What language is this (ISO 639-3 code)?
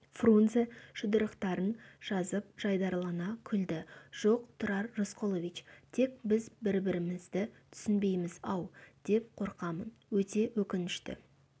kaz